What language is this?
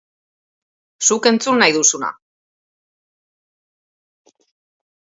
Basque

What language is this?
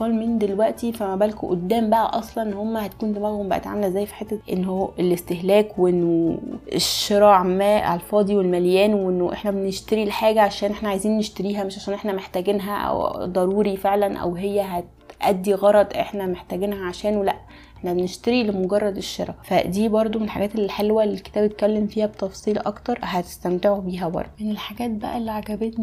Arabic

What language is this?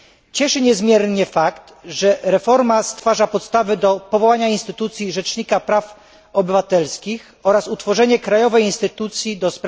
Polish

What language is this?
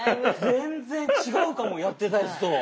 Japanese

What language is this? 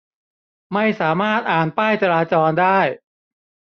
Thai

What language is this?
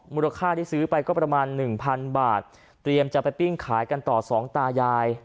Thai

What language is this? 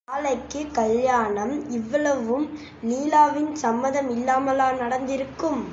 Tamil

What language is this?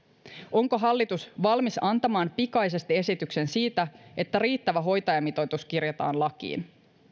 Finnish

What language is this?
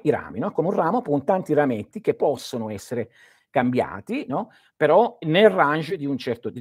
Italian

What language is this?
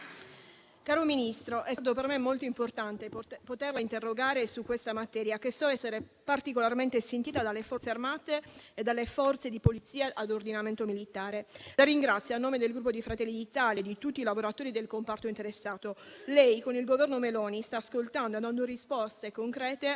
Italian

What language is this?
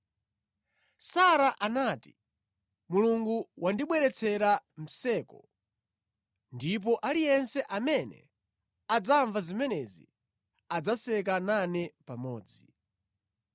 Nyanja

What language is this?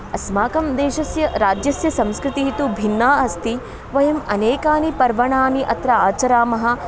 Sanskrit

